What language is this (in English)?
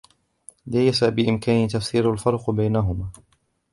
Arabic